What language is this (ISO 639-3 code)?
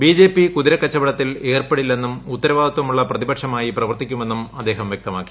mal